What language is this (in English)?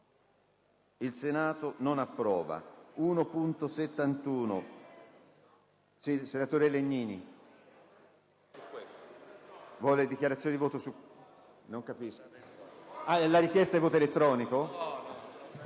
Italian